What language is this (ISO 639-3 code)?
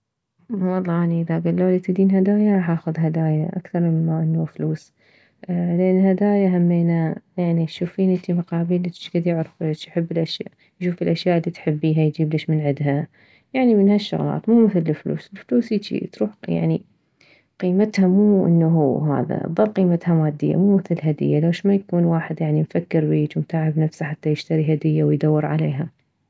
acm